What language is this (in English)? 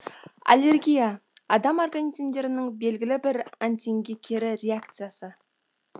Kazakh